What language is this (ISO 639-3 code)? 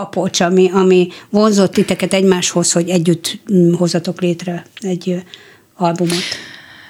hun